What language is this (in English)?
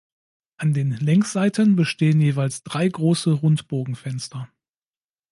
German